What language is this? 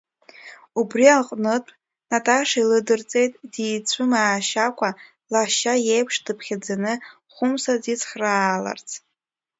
Abkhazian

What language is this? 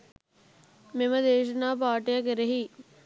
Sinhala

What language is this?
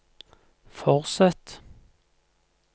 Norwegian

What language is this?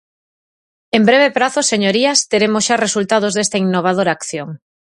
Galician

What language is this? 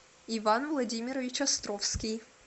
Russian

